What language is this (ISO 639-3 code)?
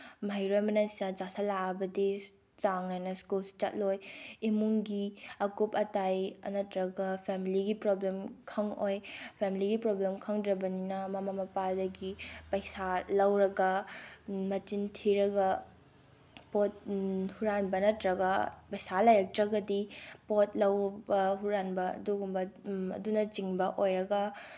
mni